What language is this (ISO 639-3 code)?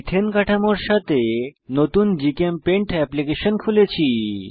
ben